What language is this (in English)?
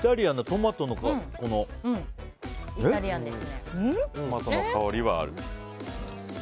Japanese